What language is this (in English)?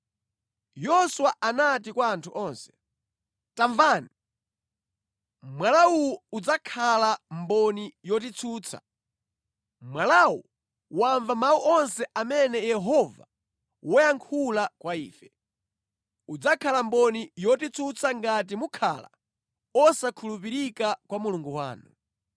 Nyanja